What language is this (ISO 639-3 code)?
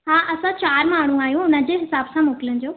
snd